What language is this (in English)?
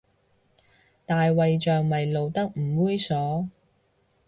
Cantonese